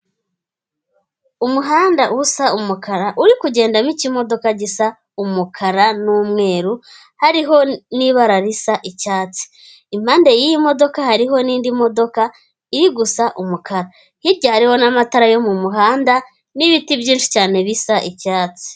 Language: Kinyarwanda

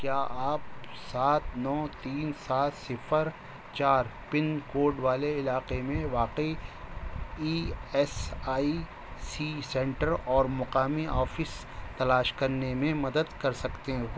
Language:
Urdu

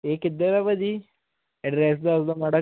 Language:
Punjabi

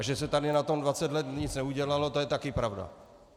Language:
Czech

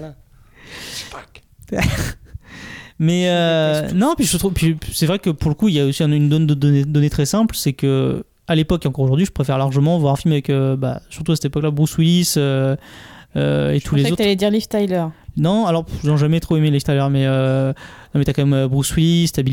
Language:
French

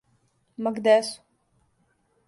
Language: Serbian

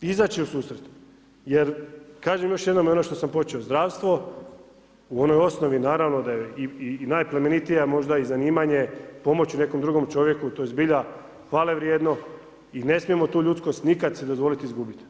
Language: Croatian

